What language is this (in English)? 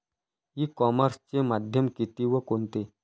Marathi